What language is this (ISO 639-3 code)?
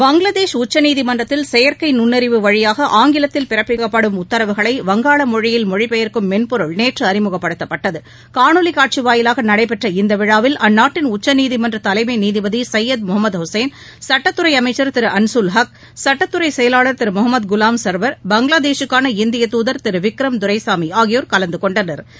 tam